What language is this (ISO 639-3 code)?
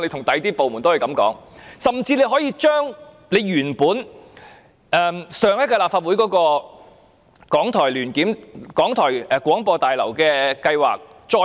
yue